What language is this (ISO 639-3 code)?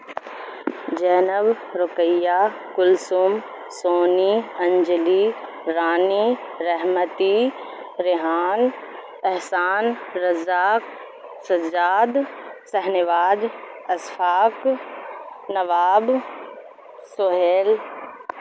urd